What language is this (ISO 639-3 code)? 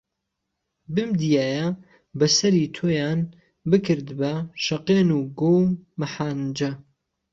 ckb